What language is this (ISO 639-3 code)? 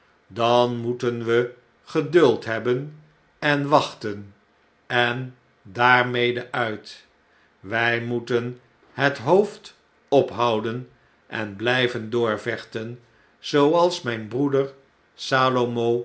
nld